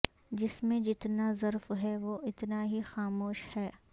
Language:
Urdu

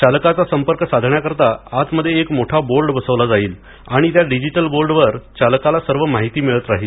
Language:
Marathi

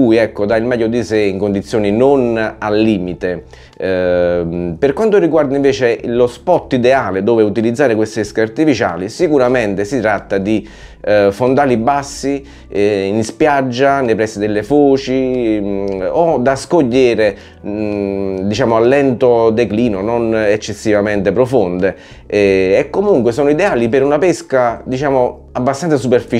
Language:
Italian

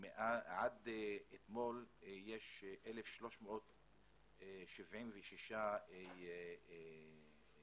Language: Hebrew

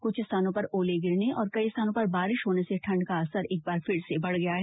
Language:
Hindi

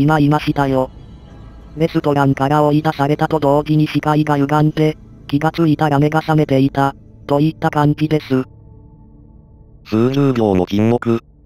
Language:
Japanese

